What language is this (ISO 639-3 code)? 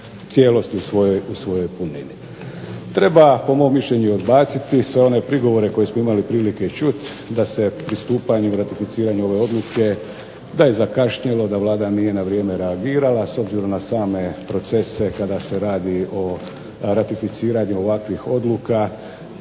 hrv